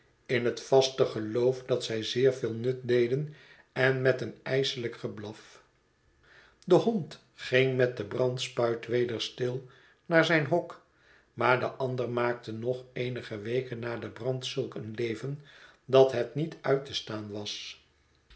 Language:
Dutch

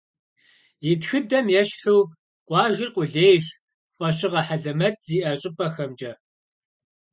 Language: Kabardian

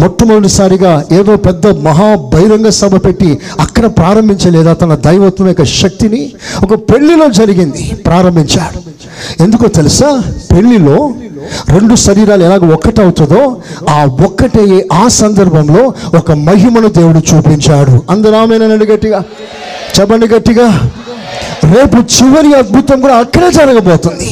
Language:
Telugu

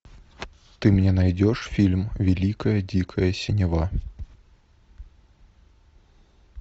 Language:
Russian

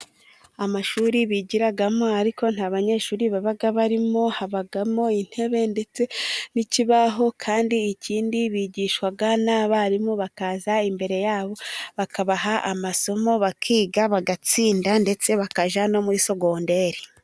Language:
Kinyarwanda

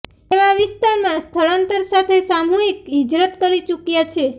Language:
Gujarati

